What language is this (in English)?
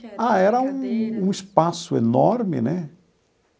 Portuguese